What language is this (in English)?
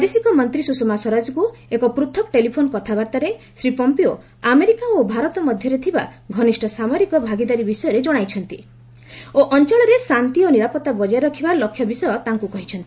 Odia